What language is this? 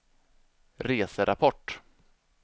Swedish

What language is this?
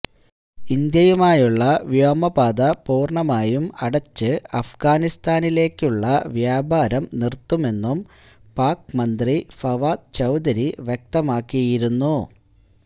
Malayalam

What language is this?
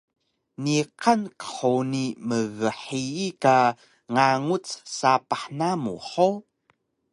Taroko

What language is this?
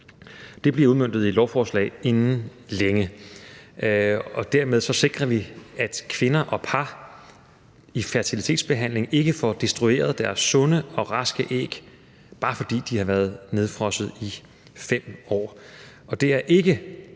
Danish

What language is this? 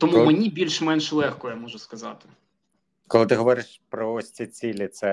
Ukrainian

